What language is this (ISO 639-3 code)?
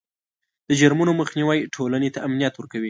pus